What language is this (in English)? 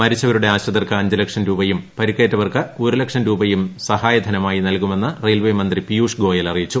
Malayalam